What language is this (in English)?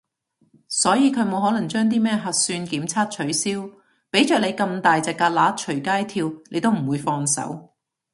Cantonese